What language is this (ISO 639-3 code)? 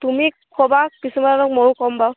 asm